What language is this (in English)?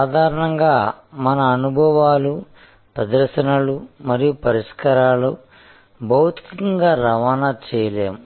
Telugu